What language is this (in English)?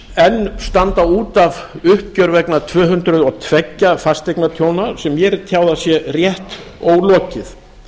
Icelandic